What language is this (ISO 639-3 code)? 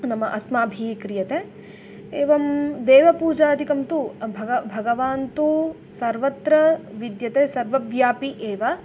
san